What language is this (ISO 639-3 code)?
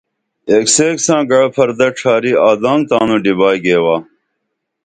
dml